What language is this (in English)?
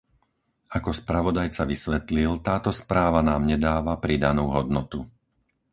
Slovak